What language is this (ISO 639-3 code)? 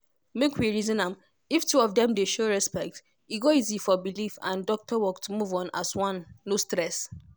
pcm